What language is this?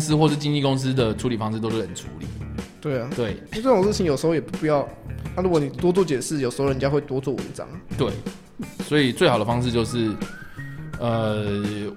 Chinese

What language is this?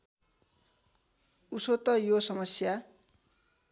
Nepali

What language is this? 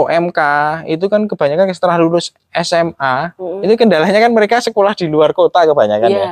Indonesian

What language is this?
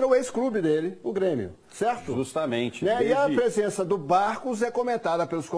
Portuguese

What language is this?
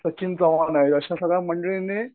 Marathi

